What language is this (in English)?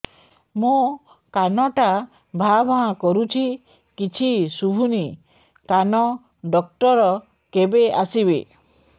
Odia